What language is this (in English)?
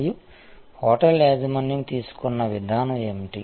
Telugu